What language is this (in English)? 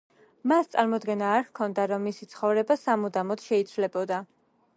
Georgian